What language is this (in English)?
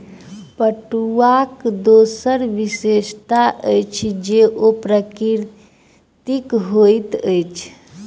Maithili